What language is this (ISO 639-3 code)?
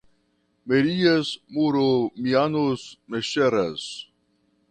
por